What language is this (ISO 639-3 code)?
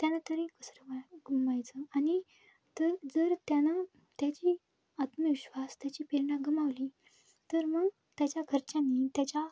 mar